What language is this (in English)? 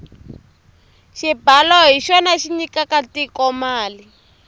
Tsonga